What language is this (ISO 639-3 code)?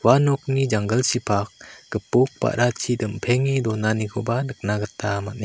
grt